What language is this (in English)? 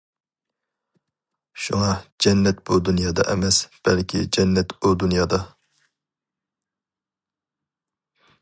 Uyghur